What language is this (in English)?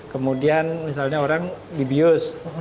Indonesian